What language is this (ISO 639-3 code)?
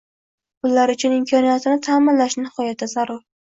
uzb